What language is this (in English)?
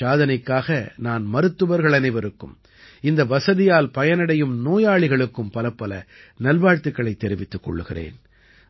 Tamil